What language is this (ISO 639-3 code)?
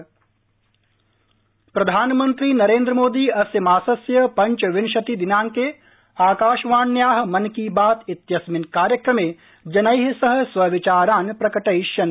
san